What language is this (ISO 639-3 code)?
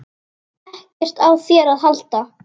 isl